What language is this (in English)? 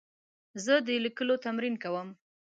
Pashto